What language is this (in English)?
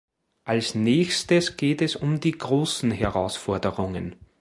German